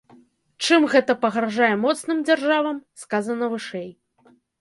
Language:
Belarusian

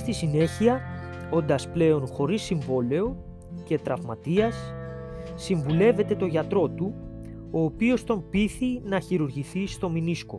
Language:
Greek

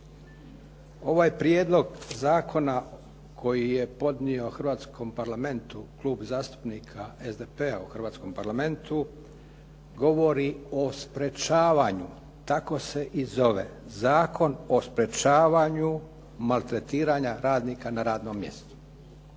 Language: Croatian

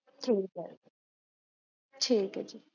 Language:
Punjabi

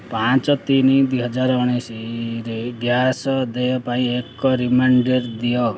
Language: Odia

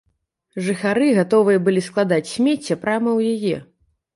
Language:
Belarusian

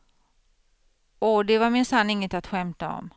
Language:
Swedish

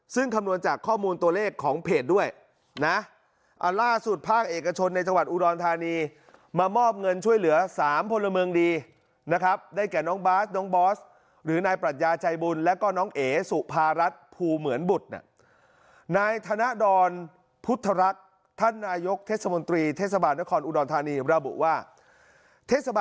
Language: Thai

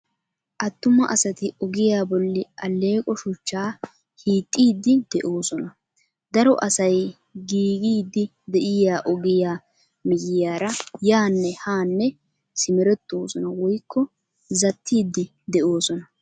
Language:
Wolaytta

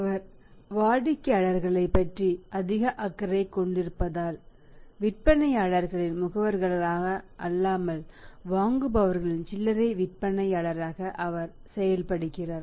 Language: Tamil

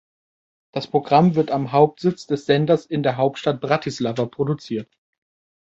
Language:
German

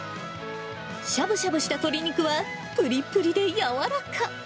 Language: Japanese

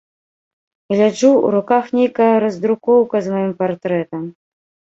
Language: Belarusian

